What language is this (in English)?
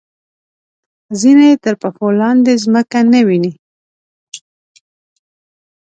Pashto